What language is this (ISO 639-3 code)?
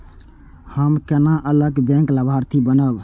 mai